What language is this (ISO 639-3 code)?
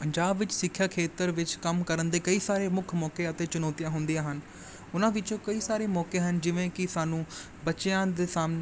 pan